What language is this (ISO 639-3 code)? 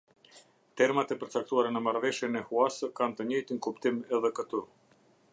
sqi